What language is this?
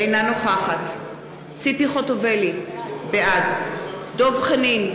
Hebrew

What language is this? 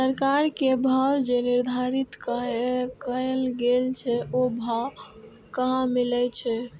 Maithili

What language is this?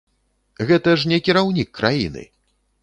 Belarusian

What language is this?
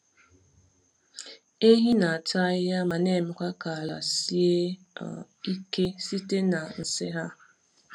Igbo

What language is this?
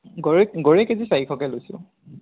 Assamese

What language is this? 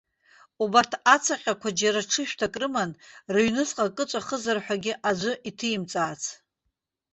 Abkhazian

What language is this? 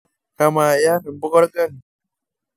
Masai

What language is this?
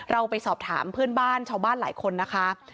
Thai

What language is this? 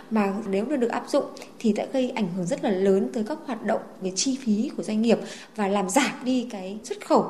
Vietnamese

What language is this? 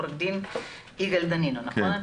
Hebrew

